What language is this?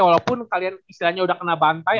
Indonesian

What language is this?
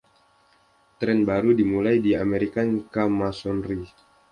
Indonesian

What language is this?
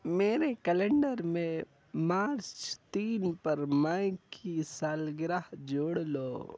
Urdu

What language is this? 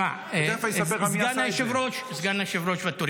Hebrew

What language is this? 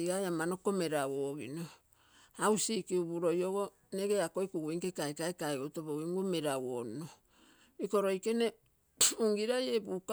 Terei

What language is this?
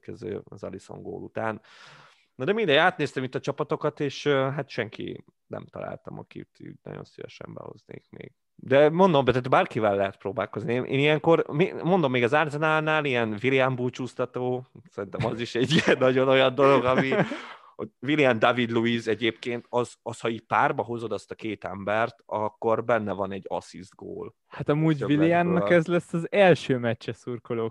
Hungarian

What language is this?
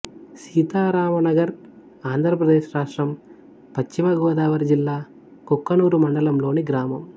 Telugu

